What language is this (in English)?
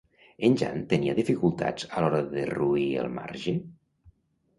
Catalan